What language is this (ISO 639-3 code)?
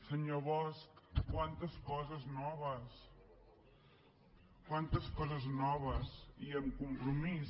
cat